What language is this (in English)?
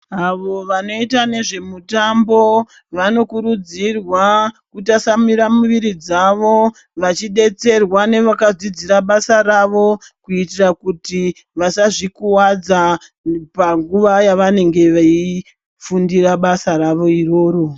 Ndau